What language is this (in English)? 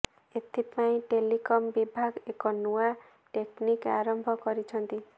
Odia